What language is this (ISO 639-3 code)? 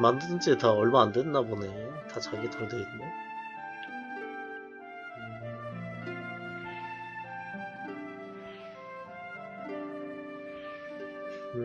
kor